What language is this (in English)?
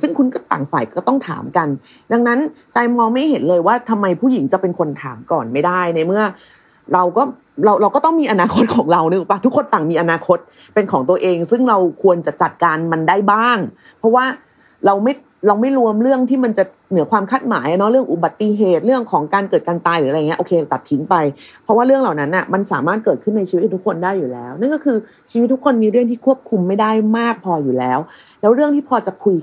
Thai